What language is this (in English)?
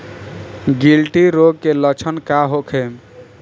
Bhojpuri